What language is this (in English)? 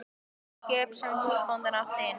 Icelandic